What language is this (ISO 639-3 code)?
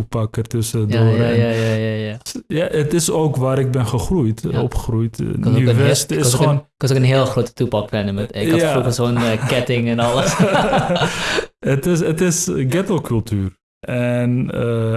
nld